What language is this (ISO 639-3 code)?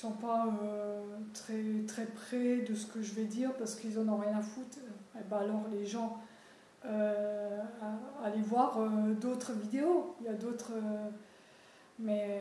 fra